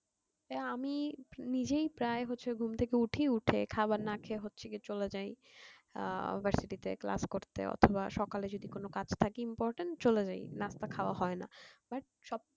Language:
Bangla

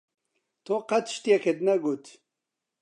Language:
Central Kurdish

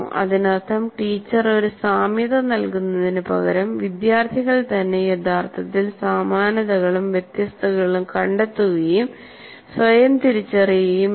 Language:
Malayalam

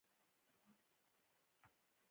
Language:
Pashto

